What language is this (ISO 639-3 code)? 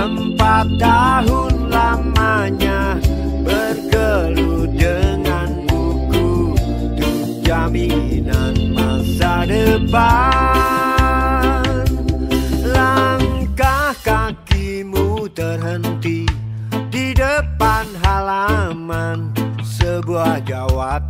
ind